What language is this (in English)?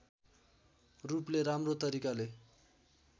Nepali